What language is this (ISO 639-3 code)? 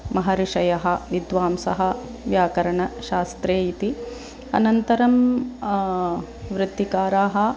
san